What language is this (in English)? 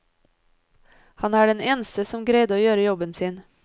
Norwegian